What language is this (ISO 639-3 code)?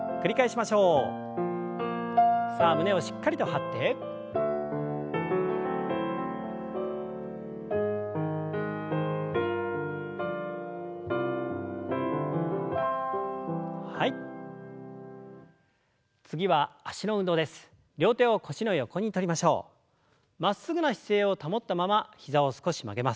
jpn